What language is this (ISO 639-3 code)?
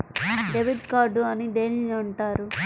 tel